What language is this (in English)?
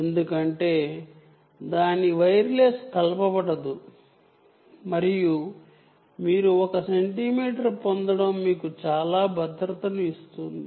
Telugu